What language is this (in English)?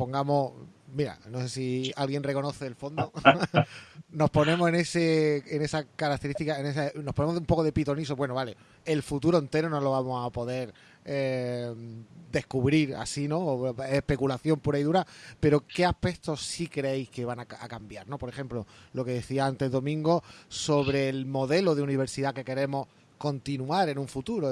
Spanish